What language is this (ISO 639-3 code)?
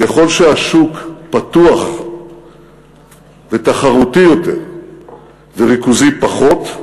heb